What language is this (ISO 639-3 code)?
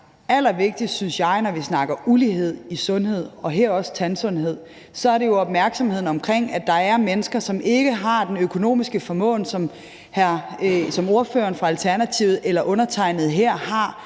dan